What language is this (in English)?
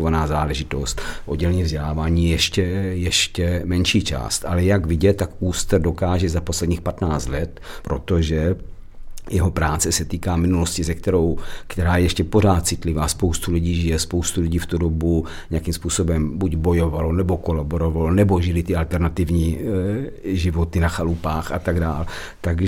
Czech